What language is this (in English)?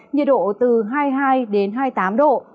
Vietnamese